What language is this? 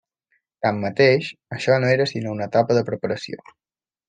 Catalan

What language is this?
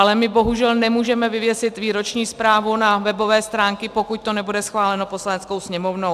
Czech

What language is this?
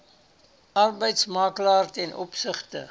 Afrikaans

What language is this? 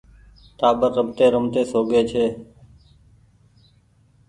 Goaria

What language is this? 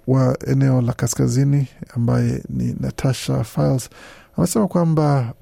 Swahili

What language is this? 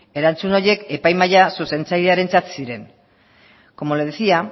Basque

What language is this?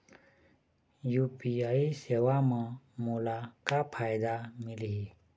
Chhattisgarhi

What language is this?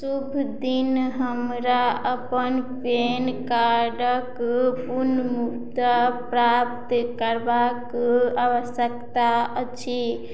Maithili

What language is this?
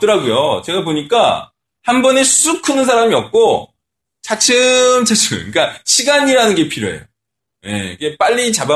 Korean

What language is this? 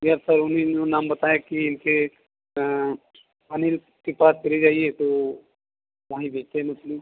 Hindi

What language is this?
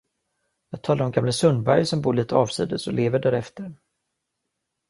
Swedish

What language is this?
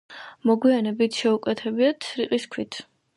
Georgian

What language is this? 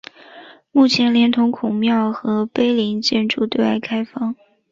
Chinese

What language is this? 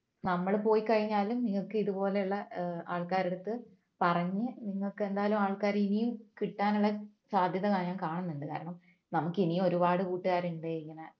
Malayalam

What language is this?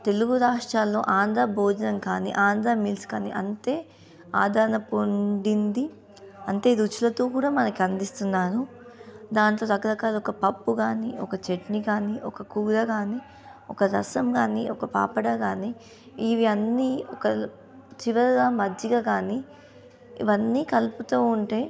Telugu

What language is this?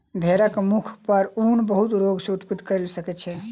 Maithili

